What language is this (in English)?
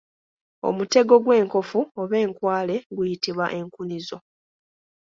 Ganda